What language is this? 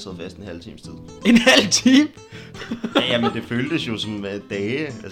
Danish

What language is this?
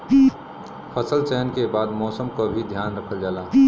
Bhojpuri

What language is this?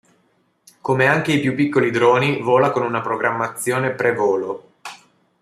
Italian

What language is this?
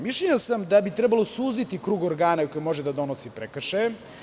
Serbian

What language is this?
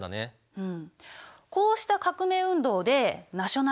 Japanese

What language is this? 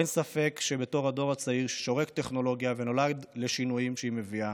Hebrew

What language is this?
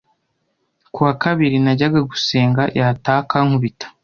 Kinyarwanda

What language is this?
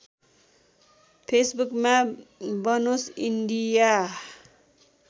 Nepali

